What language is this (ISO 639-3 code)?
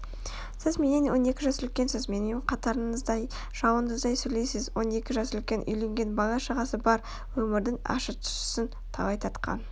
kaz